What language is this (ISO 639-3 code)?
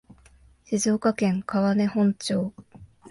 jpn